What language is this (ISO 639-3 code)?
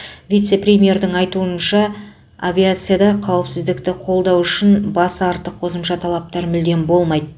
kaz